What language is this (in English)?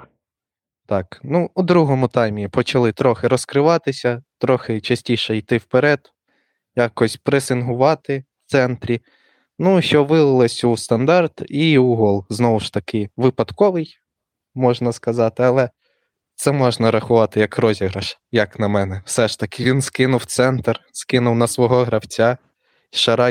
Ukrainian